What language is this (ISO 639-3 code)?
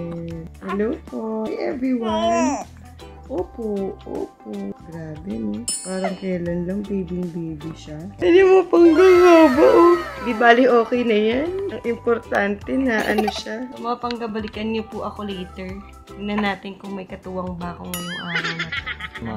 fil